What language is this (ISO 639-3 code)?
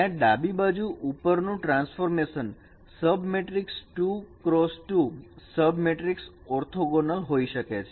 guj